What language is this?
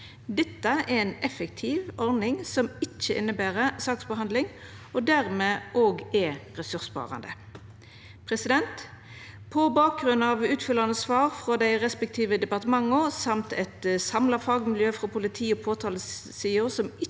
Norwegian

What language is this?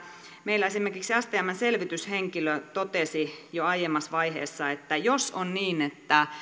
Finnish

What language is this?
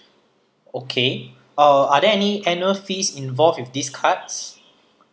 English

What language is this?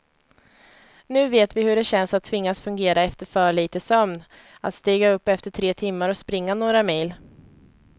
Swedish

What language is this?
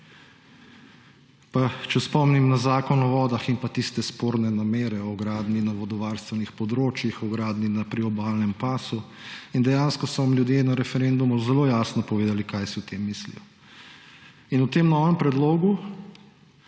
Slovenian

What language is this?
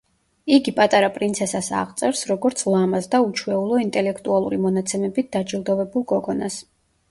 Georgian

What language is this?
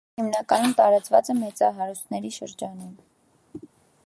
Armenian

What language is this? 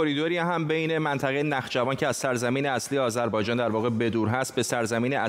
Persian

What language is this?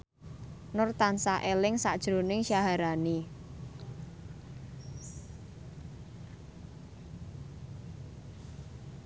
Javanese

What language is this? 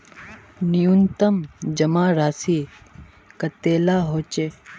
Magahi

